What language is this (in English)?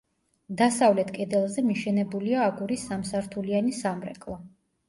Georgian